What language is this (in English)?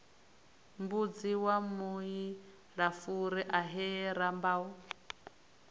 Venda